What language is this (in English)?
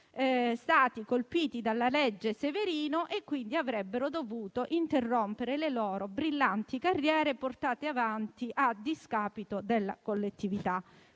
Italian